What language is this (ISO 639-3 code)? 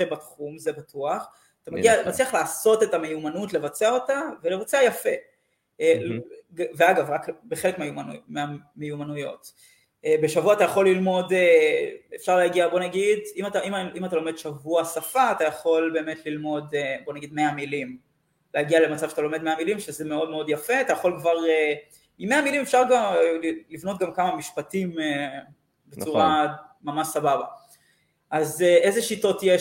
heb